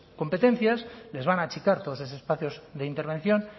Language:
Spanish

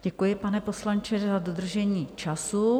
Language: Czech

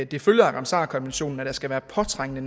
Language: Danish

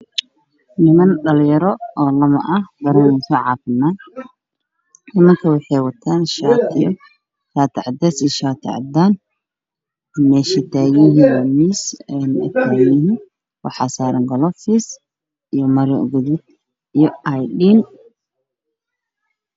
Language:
Somali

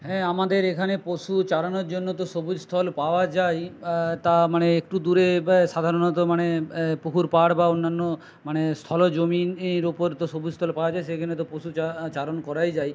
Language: Bangla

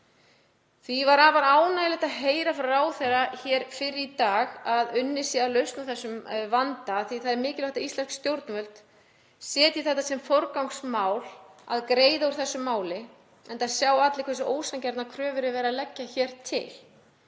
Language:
Icelandic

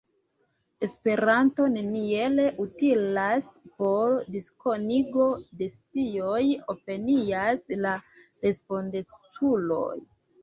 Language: Esperanto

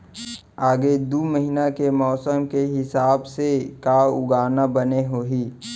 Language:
Chhattisgarhi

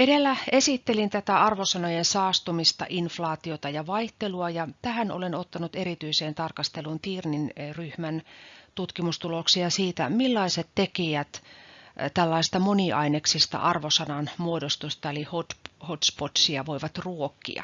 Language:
Finnish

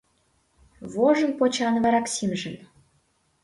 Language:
Mari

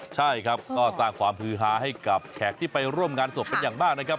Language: Thai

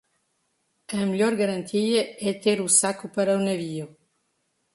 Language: Portuguese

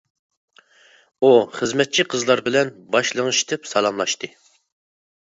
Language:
Uyghur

